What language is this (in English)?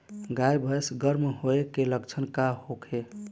Bhojpuri